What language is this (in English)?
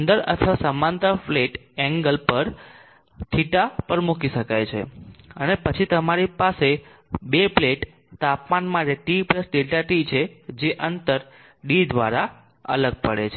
Gujarati